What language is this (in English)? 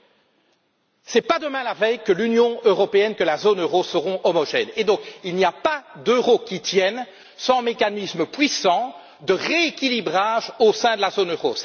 French